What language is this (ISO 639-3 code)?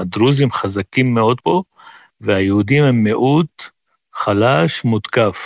heb